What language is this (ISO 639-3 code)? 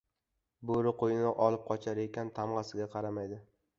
uzb